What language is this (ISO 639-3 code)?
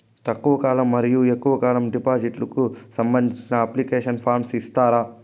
tel